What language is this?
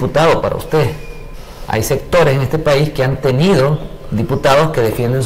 Spanish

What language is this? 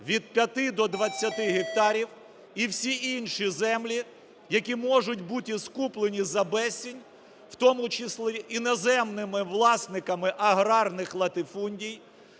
Ukrainian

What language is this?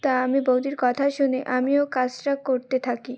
Bangla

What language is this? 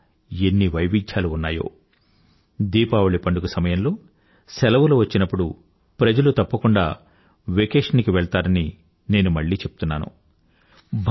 Telugu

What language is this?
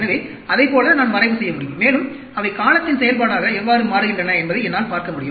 Tamil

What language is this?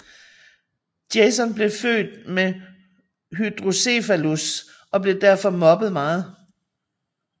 Danish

